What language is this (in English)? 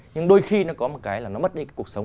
Vietnamese